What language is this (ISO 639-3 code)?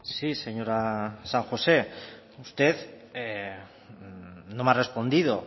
spa